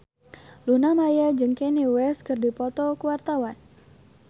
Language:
Sundanese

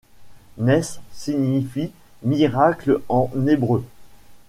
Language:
French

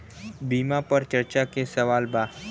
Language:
Bhojpuri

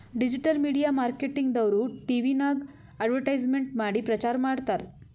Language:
Kannada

